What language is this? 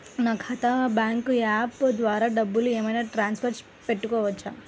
Telugu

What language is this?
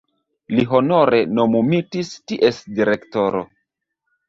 Esperanto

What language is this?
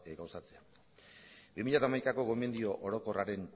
Basque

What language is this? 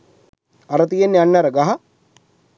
Sinhala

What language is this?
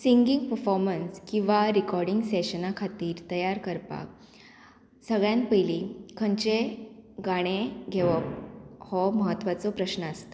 Konkani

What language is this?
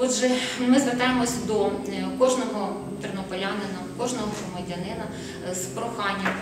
Ukrainian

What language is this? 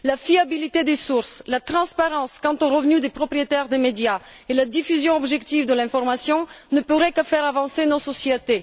French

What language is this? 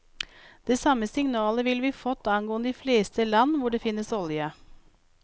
Norwegian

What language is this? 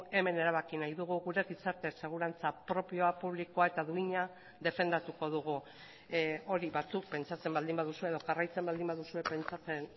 Basque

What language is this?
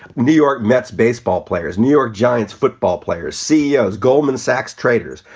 English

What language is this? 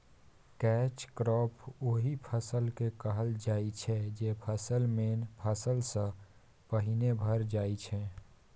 Maithili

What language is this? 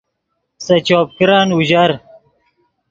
Yidgha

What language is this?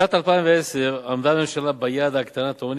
Hebrew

